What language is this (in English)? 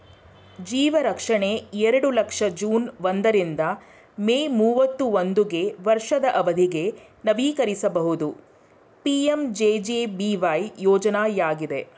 Kannada